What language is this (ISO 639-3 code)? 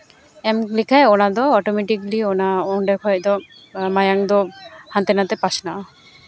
sat